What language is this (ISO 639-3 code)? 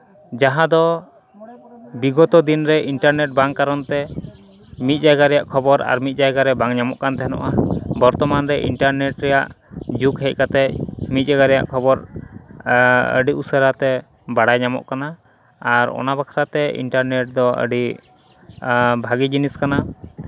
sat